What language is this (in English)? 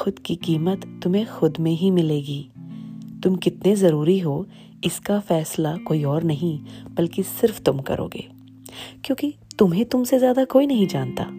Hindi